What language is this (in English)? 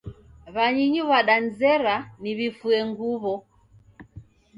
Taita